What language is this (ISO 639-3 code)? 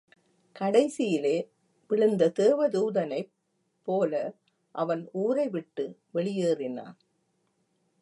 tam